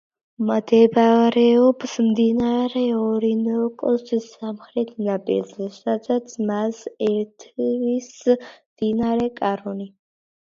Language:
Georgian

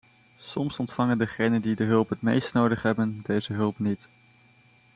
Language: Dutch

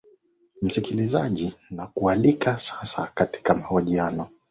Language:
Swahili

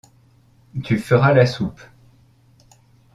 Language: French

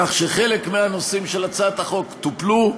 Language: Hebrew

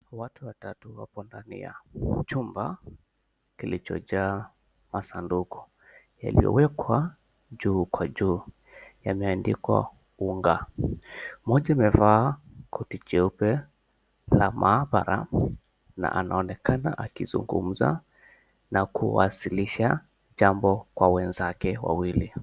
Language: Swahili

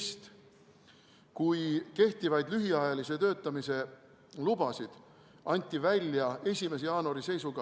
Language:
Estonian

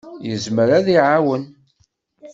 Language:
Kabyle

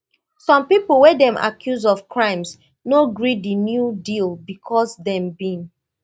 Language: Nigerian Pidgin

